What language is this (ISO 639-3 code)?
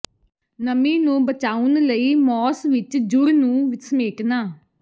pan